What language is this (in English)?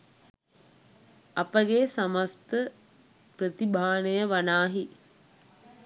Sinhala